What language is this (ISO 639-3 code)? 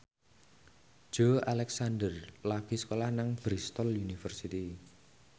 jav